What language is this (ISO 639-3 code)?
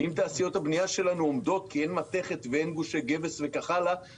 heb